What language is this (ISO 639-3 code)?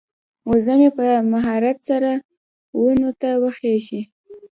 pus